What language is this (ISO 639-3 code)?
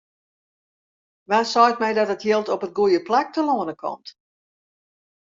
fry